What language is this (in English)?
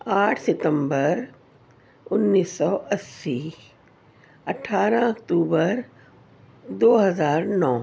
Urdu